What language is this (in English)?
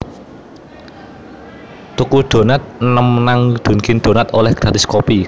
Javanese